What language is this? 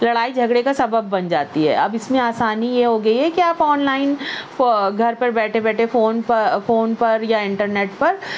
Urdu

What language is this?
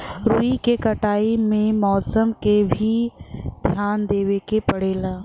Bhojpuri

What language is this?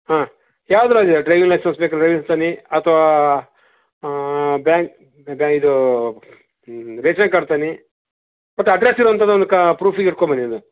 Kannada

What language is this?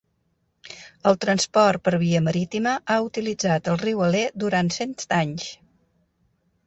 Catalan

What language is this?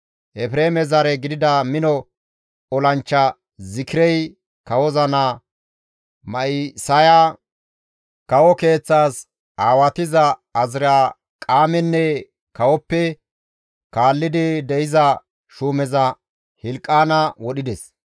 Gamo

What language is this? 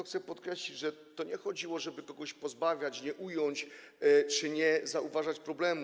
Polish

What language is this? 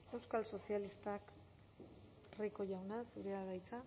Basque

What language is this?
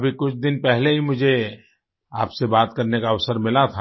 Hindi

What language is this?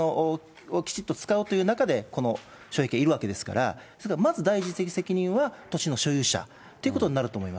Japanese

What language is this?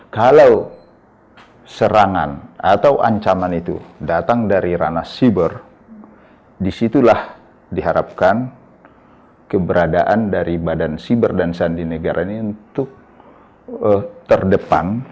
Indonesian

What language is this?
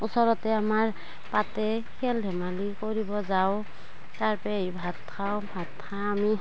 Assamese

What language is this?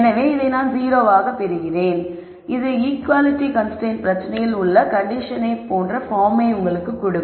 Tamil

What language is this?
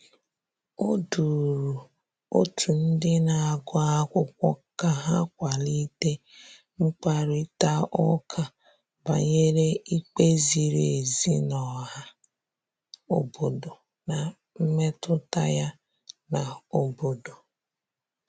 Igbo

